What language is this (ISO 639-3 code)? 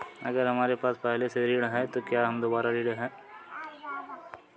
hin